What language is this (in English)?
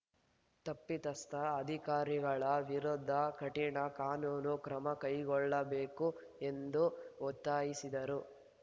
Kannada